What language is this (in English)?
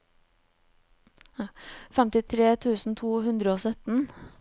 Norwegian